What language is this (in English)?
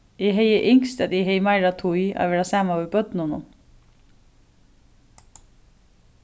Faroese